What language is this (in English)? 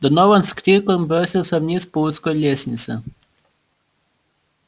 Russian